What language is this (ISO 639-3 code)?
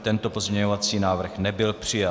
ces